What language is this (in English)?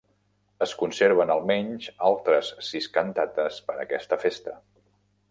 Catalan